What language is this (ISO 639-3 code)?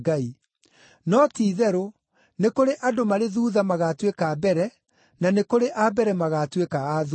kik